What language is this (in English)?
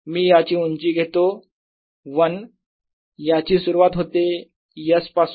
Marathi